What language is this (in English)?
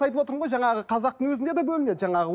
Kazakh